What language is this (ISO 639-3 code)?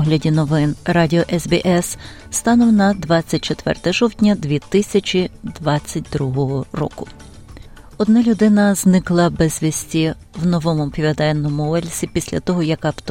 ukr